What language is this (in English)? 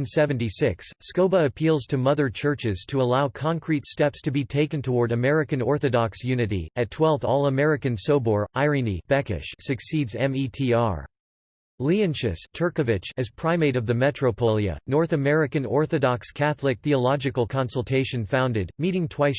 English